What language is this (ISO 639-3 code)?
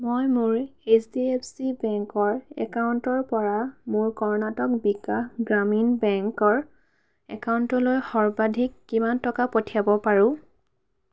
asm